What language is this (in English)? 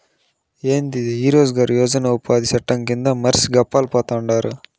Telugu